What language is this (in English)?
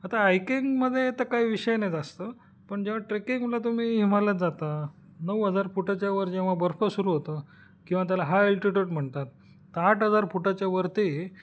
Marathi